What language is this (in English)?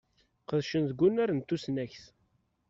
Kabyle